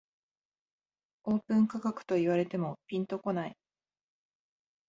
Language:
Japanese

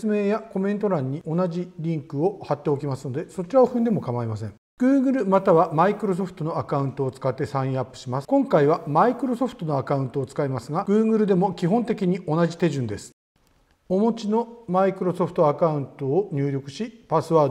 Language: Japanese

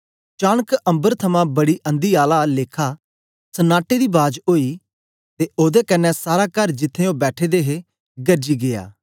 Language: Dogri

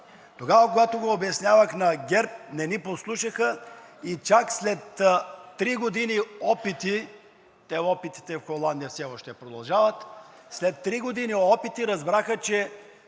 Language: Bulgarian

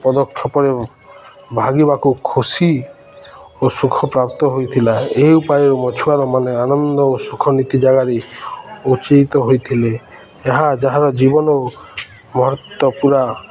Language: Odia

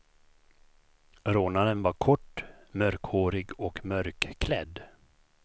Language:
Swedish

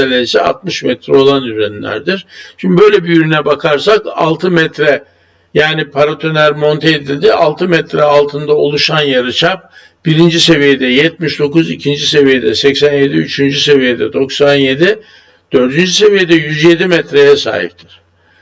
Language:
Turkish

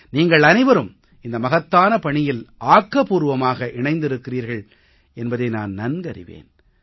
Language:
Tamil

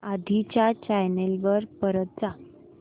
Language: Marathi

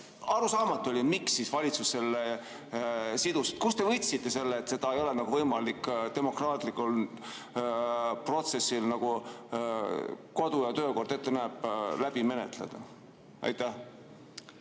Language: Estonian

